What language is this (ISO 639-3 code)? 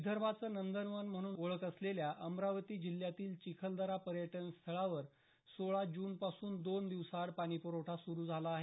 mar